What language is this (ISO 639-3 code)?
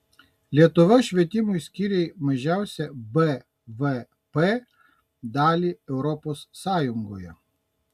lit